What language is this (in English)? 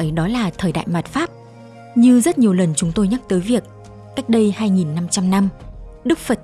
Vietnamese